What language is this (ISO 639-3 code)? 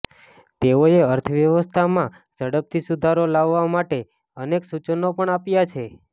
guj